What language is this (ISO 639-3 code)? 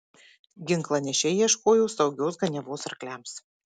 lit